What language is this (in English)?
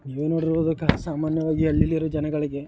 Kannada